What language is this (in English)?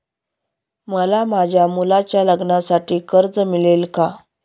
Marathi